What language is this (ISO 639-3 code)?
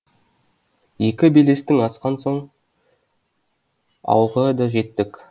kaz